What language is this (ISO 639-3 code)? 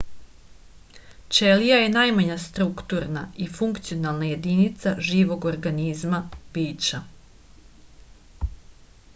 srp